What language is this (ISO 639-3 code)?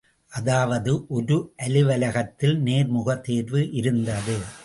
tam